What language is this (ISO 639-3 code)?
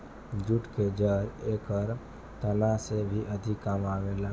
bho